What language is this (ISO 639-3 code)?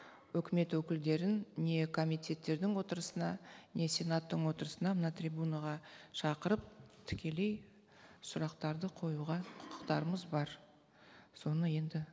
kaz